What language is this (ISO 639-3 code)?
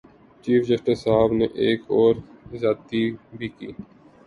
urd